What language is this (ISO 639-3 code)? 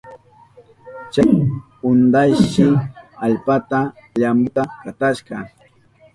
qup